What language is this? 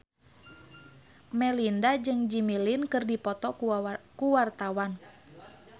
Sundanese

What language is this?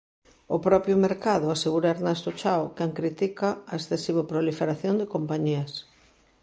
Galician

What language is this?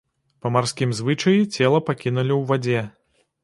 Belarusian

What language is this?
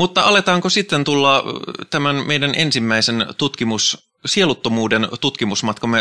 Finnish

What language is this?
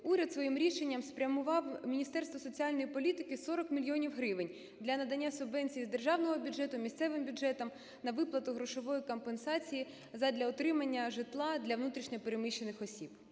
Ukrainian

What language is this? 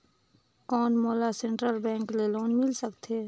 Chhattisgarhi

